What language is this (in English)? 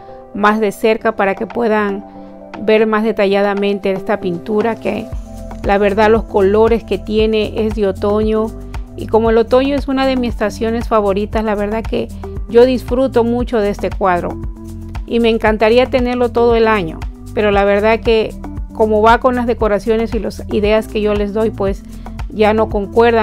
Spanish